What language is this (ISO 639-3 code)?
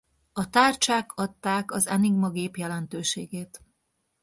hun